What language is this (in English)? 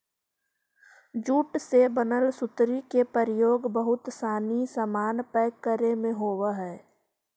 Magahi